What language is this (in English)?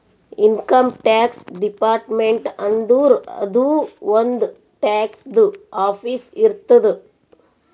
Kannada